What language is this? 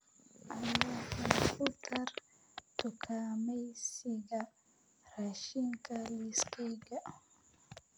Somali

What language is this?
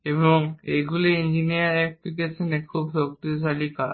Bangla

